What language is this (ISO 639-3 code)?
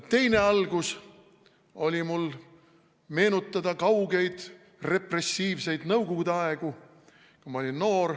est